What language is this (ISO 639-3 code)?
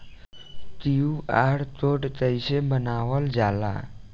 bho